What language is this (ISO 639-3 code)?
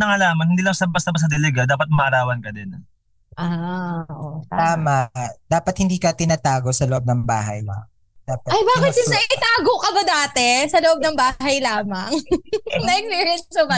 fil